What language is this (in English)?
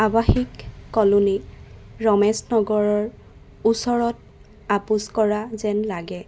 Assamese